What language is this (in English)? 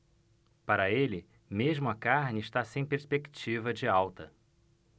Portuguese